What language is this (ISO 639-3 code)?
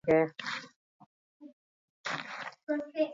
eus